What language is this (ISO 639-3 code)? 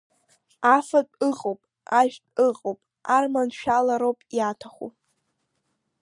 abk